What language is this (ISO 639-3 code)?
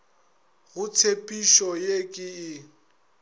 nso